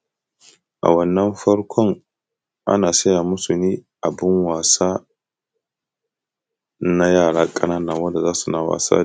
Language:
Hausa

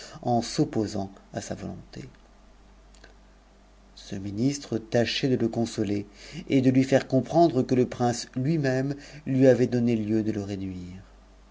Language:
French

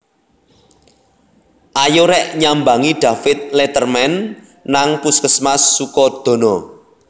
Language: Javanese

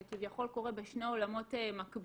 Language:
Hebrew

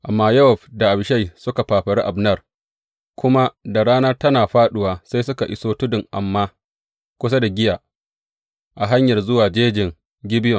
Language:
Hausa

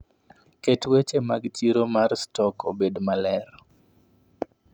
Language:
Luo (Kenya and Tanzania)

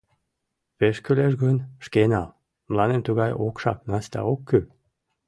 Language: Mari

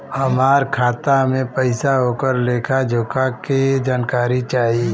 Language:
Bhojpuri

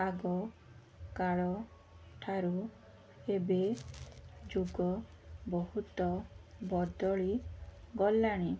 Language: Odia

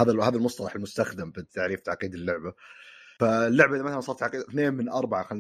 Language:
Arabic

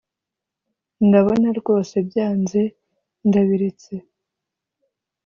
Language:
Kinyarwanda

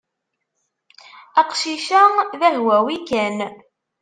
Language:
Kabyle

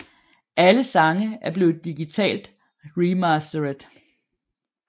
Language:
Danish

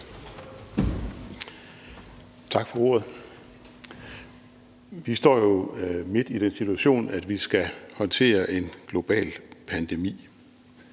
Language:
Danish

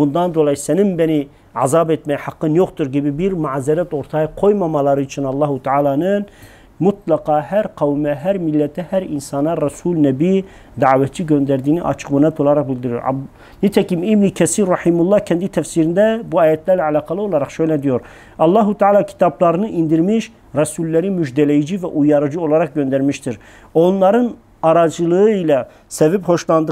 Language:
Turkish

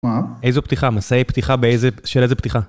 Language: Hebrew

